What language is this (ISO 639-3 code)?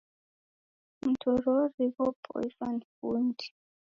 dav